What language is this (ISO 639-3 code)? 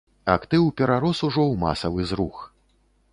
bel